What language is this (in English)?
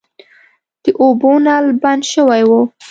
Pashto